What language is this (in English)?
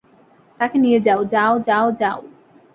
Bangla